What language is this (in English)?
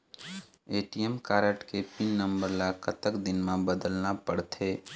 Chhattisgarhi